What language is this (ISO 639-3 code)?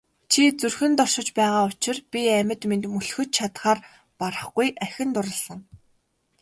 mon